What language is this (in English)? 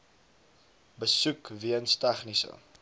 Afrikaans